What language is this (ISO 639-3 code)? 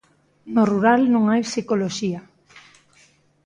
glg